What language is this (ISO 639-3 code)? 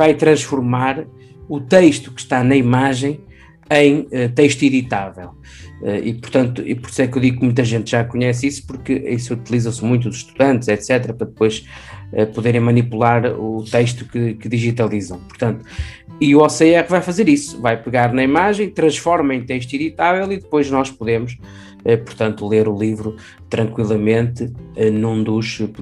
por